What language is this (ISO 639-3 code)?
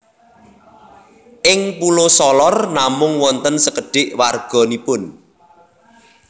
jav